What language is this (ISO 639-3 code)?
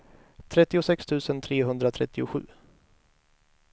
swe